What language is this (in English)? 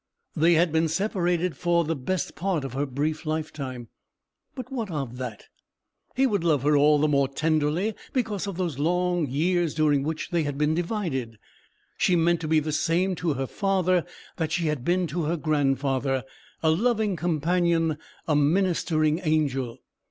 English